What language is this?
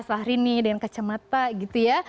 Indonesian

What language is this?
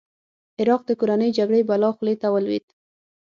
Pashto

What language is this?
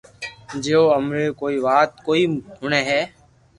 Loarki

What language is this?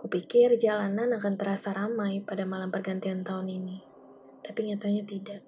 Indonesian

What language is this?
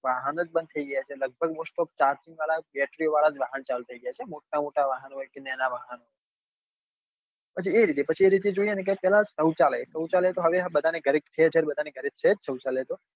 Gujarati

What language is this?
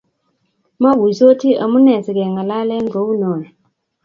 Kalenjin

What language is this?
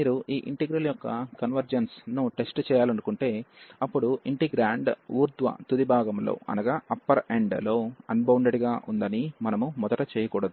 Telugu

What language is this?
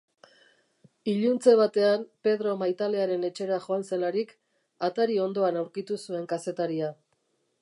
Basque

